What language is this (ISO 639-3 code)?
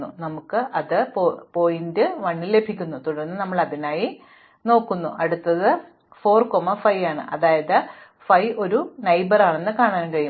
mal